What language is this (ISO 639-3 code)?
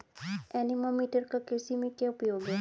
hin